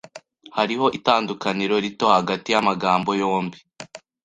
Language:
Kinyarwanda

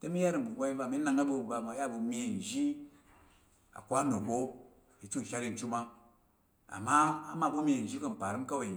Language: Tarok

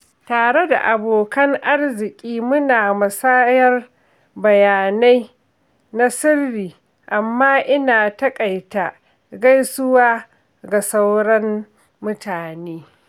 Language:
Hausa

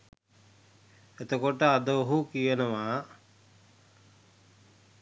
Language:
Sinhala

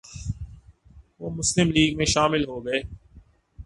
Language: Urdu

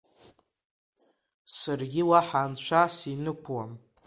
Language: Abkhazian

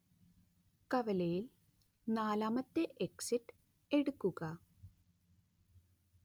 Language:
Malayalam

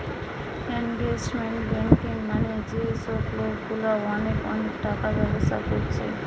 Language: Bangla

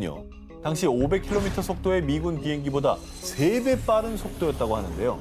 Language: Korean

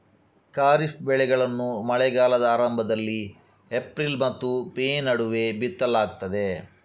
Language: Kannada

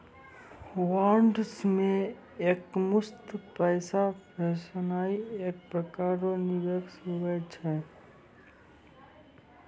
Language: Maithili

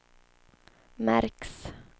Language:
Swedish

